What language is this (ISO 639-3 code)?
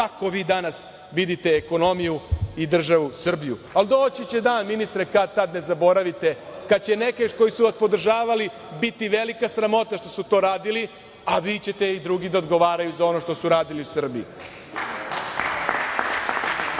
srp